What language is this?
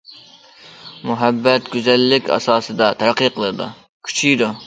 Uyghur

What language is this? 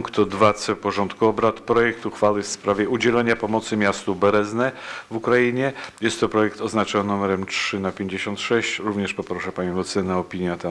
Polish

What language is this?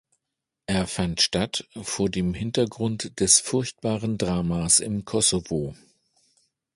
German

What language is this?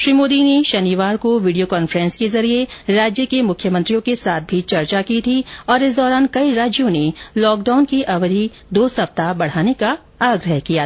Hindi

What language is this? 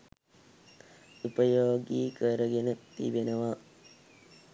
Sinhala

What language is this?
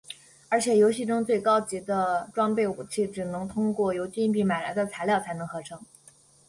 Chinese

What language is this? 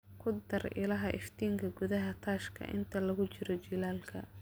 Somali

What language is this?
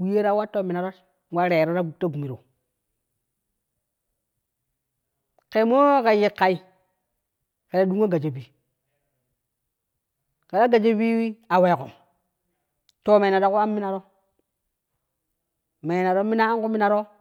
Kushi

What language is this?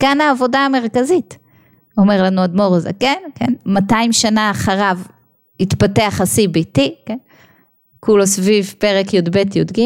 Hebrew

